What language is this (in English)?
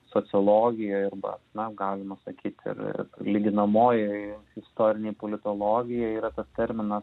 Lithuanian